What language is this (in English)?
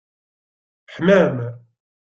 Kabyle